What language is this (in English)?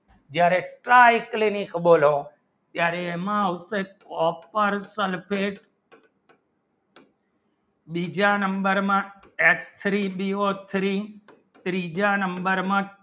Gujarati